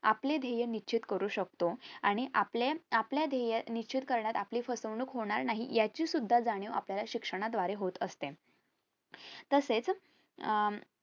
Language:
Marathi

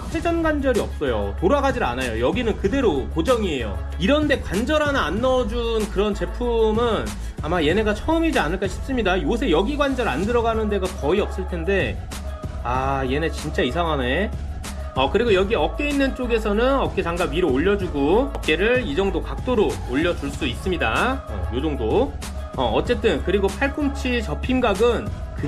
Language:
Korean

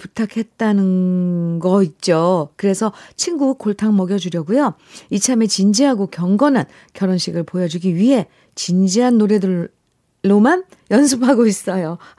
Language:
Korean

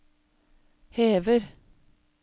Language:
Norwegian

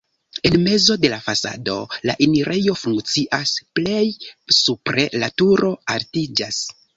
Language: Esperanto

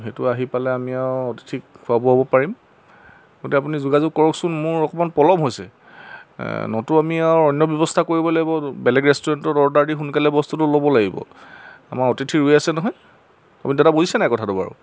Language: Assamese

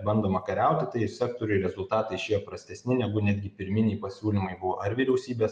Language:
Lithuanian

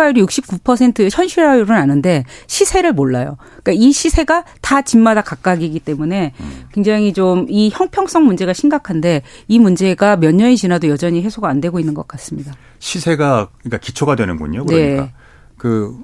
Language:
Korean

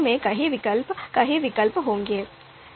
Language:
Hindi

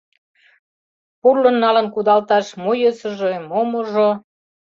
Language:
Mari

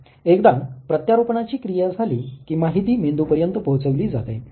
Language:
Marathi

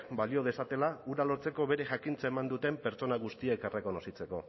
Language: Basque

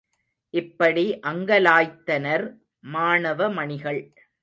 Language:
Tamil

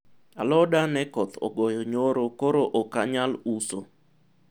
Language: Luo (Kenya and Tanzania)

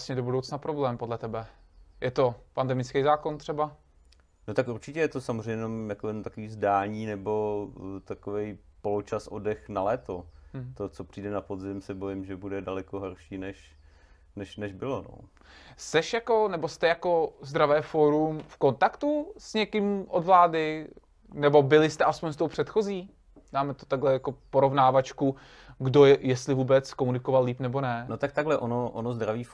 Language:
Czech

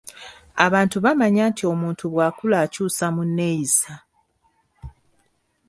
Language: Ganda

